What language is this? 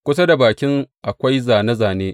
Hausa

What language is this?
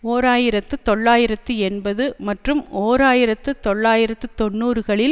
Tamil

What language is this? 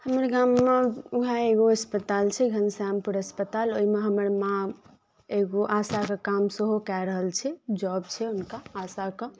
Maithili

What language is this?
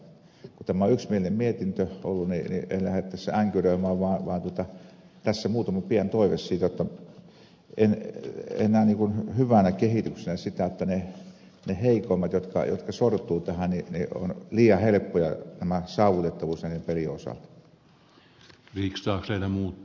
Finnish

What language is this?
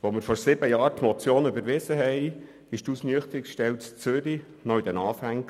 Swiss German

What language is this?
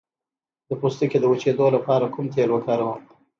Pashto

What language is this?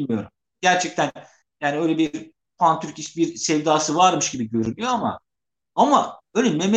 Turkish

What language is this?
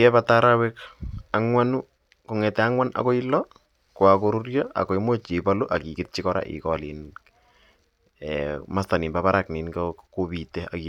Kalenjin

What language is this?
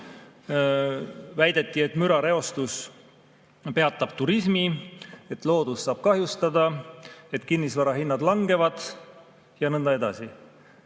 Estonian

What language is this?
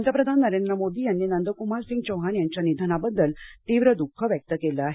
Marathi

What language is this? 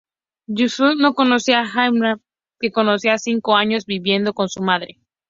Spanish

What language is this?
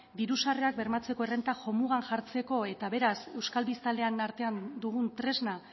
Basque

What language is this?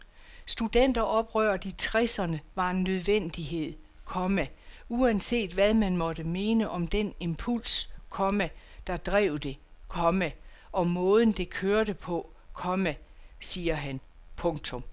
Danish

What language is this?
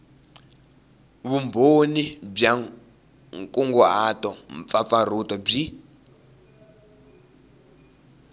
Tsonga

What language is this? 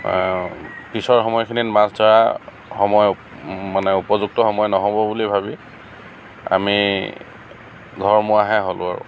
Assamese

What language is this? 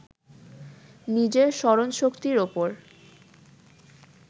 Bangla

